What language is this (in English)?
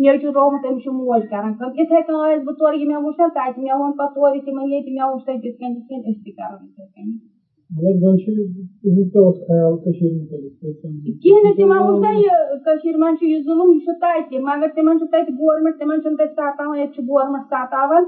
Urdu